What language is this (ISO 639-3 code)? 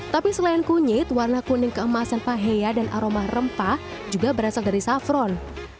ind